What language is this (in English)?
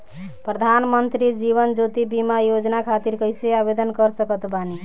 Bhojpuri